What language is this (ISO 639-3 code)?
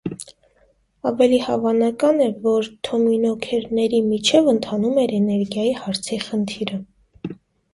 hye